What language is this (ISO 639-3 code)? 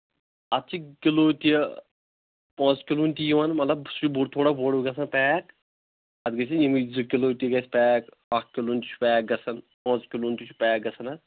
kas